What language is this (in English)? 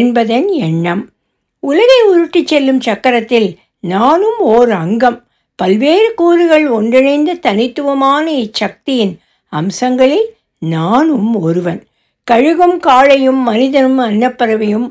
Tamil